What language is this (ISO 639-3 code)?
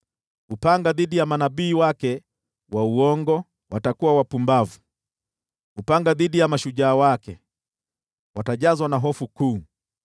swa